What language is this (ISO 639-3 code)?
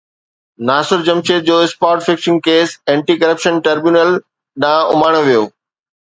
snd